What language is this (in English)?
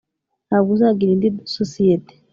Kinyarwanda